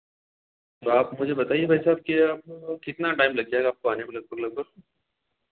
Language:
Hindi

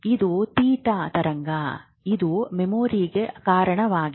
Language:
Kannada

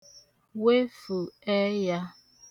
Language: Igbo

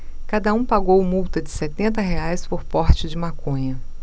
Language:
Portuguese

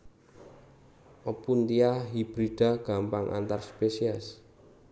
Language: Javanese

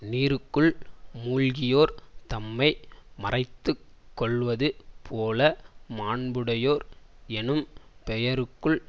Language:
Tamil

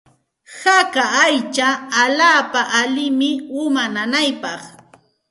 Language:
Santa Ana de Tusi Pasco Quechua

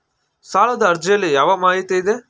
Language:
Kannada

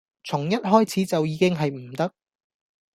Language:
Cantonese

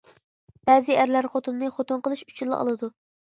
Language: Uyghur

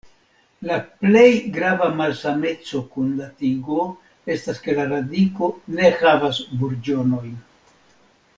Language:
Esperanto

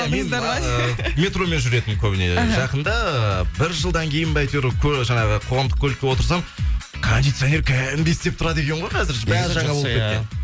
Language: Kazakh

